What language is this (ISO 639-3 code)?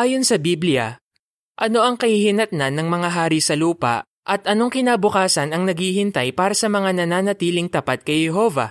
fil